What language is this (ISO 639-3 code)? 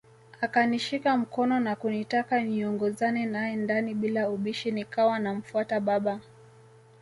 swa